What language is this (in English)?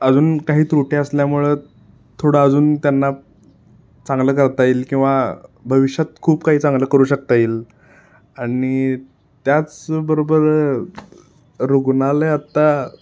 Marathi